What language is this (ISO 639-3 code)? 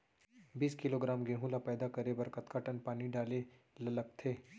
hne